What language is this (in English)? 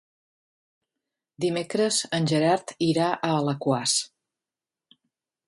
Catalan